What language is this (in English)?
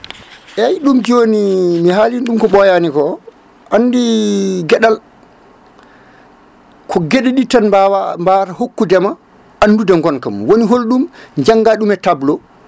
Fula